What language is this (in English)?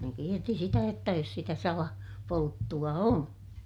Finnish